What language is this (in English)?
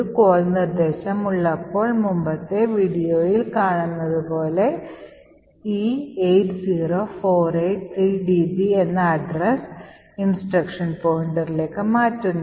Malayalam